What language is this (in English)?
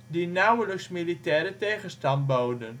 Dutch